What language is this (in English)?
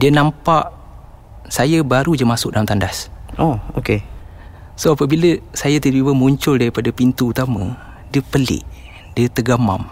Malay